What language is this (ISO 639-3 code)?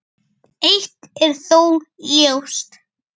isl